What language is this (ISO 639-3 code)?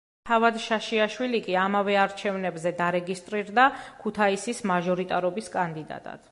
kat